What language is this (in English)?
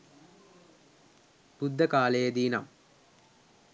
Sinhala